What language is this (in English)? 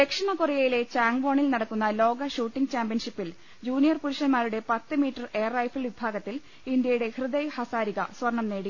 Malayalam